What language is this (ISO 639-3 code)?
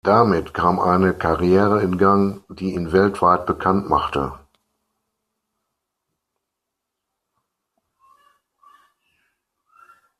deu